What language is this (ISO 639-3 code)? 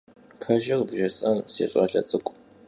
kbd